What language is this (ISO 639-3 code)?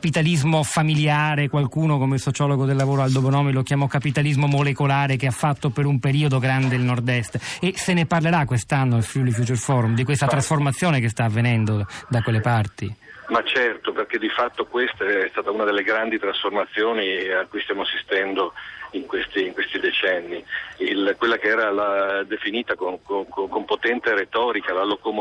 ita